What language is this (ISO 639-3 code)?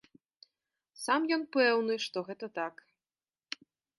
bel